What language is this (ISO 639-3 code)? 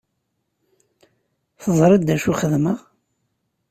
kab